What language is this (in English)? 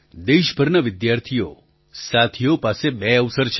Gujarati